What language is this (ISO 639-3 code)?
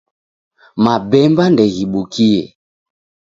dav